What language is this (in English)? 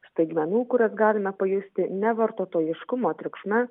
Lithuanian